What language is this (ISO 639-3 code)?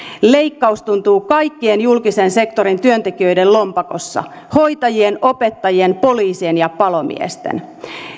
fin